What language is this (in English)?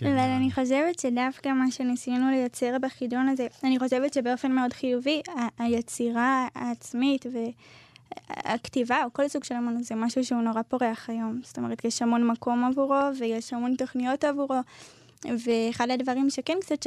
Hebrew